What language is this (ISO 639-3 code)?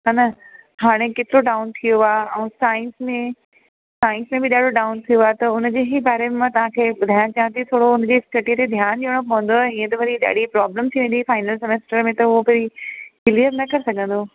snd